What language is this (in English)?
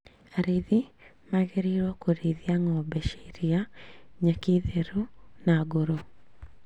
Kikuyu